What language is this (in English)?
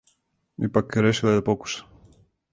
Serbian